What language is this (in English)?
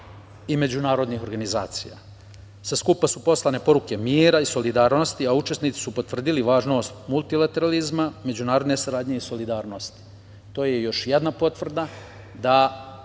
Serbian